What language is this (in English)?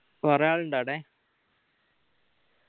Malayalam